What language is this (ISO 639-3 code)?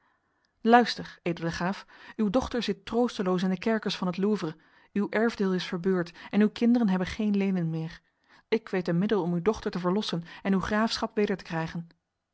nld